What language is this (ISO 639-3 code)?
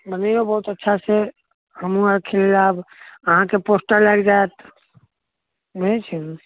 mai